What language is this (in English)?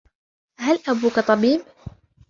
Arabic